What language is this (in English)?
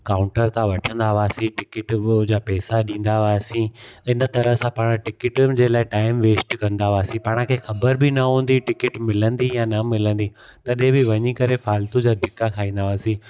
Sindhi